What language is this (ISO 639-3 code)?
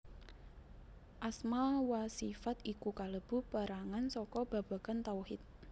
jav